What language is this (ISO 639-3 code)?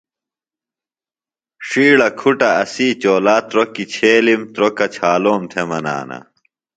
phl